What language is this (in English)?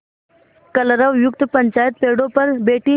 Hindi